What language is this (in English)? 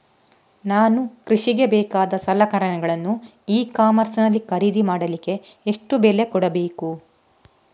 Kannada